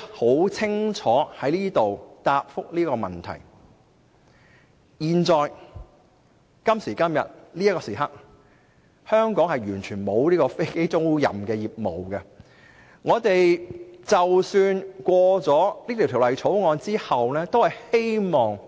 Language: Cantonese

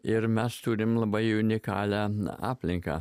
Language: Lithuanian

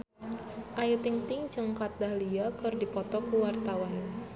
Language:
Sundanese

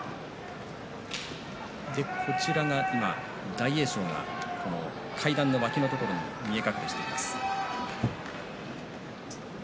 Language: Japanese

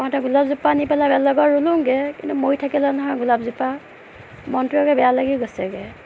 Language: Assamese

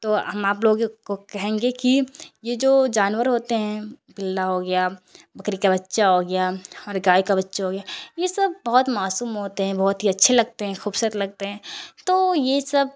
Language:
Urdu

